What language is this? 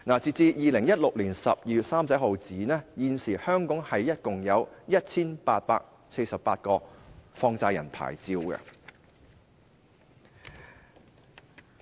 Cantonese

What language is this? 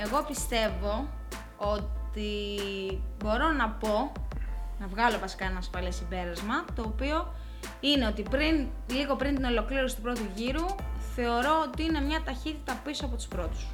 Greek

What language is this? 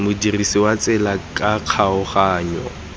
Tswana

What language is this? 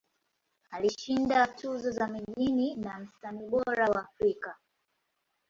Swahili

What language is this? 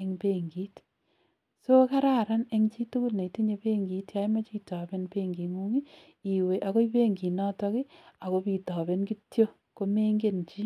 Kalenjin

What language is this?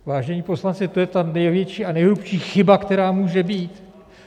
Czech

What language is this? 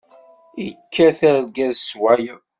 Kabyle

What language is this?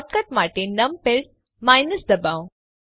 Gujarati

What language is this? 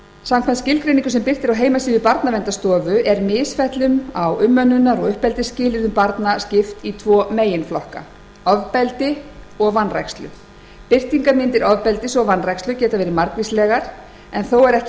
Icelandic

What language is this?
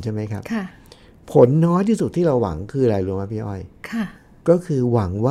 Thai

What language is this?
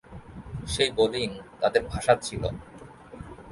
Bangla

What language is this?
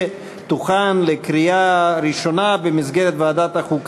Hebrew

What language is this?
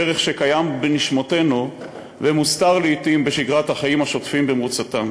Hebrew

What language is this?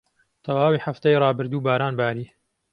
Central Kurdish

